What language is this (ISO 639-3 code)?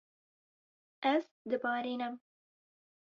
kur